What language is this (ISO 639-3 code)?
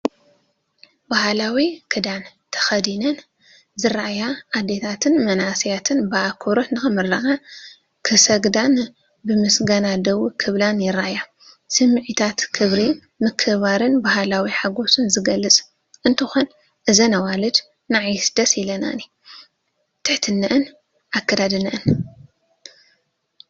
tir